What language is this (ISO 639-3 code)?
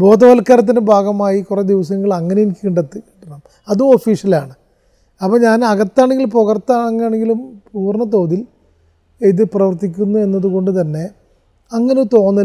mal